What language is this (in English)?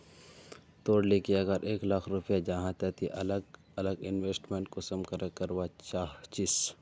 Magahi